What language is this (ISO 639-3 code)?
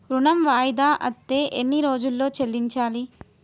tel